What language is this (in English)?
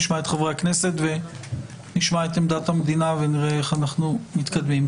Hebrew